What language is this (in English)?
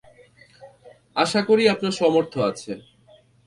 Bangla